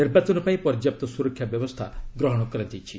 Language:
Odia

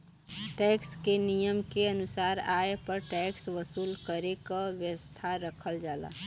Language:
Bhojpuri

